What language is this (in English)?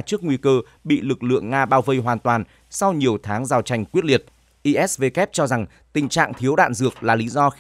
Vietnamese